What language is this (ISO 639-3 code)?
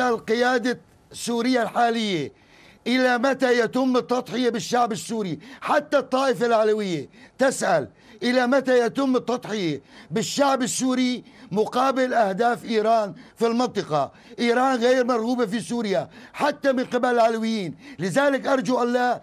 ara